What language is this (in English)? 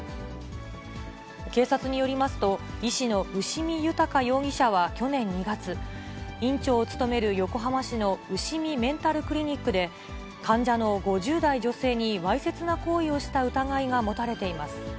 Japanese